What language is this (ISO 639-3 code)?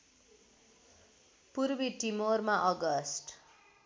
nep